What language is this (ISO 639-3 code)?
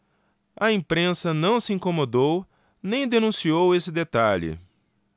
por